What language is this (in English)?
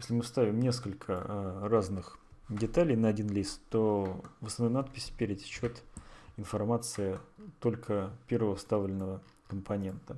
Russian